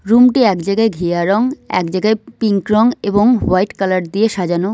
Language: Bangla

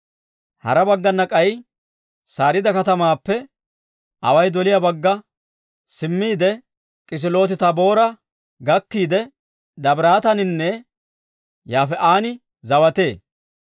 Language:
Dawro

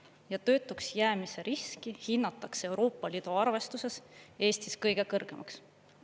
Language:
Estonian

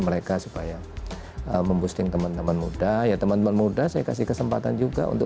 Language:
Indonesian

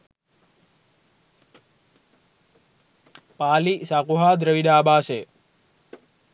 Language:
Sinhala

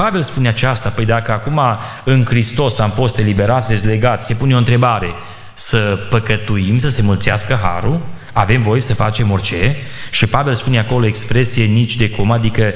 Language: Romanian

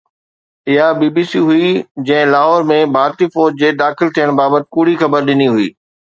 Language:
Sindhi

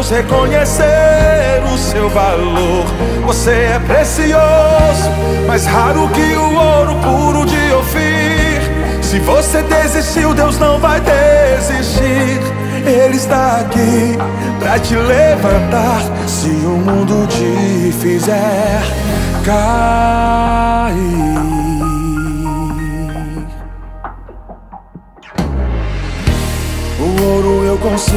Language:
Portuguese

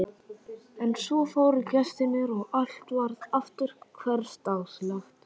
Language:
Icelandic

